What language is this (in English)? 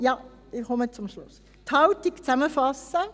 Swiss German